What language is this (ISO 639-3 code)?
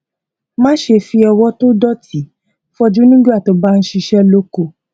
yor